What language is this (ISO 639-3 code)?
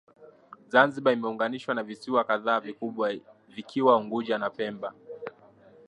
swa